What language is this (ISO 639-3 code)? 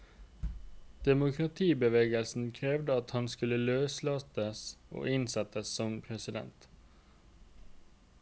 nor